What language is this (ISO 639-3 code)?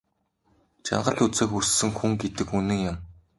mon